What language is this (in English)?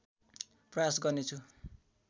Nepali